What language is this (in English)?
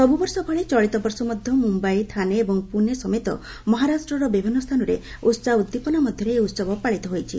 Odia